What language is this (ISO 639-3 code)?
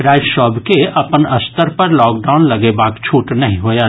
mai